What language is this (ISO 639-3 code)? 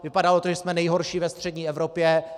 ces